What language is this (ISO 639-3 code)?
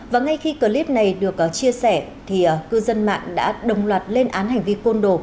vie